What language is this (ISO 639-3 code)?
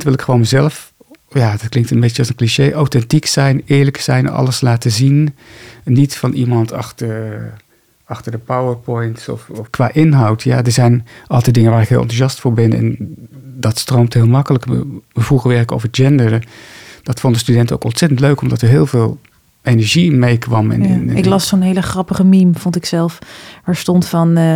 nld